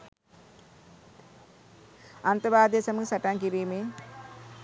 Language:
Sinhala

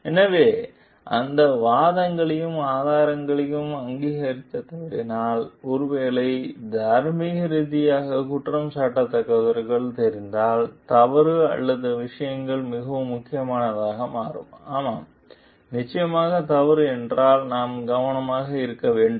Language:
Tamil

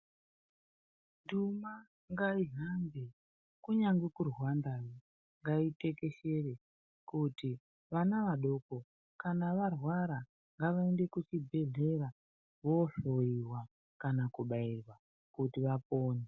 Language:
Ndau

